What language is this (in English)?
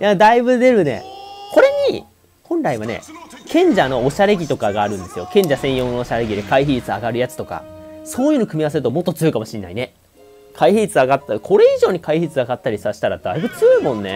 Japanese